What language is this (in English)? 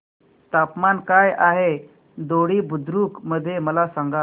Marathi